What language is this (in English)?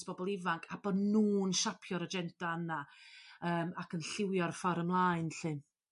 Welsh